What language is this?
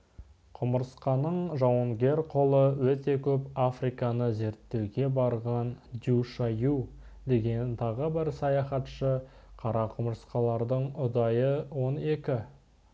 Kazakh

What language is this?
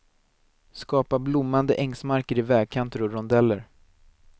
Swedish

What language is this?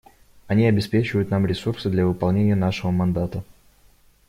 Russian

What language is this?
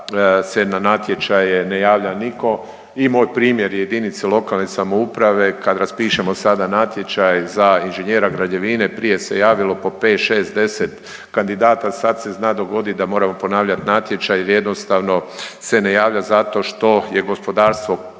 Croatian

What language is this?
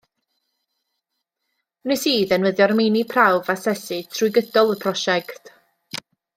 Welsh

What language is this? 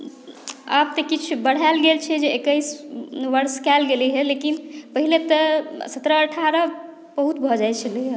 Maithili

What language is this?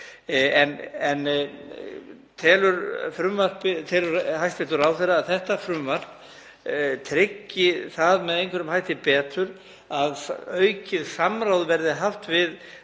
Icelandic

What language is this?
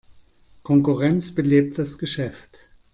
German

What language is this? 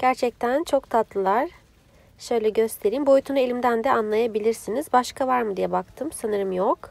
Turkish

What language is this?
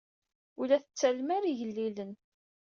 Kabyle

